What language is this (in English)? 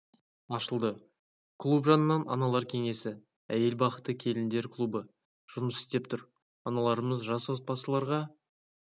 Kazakh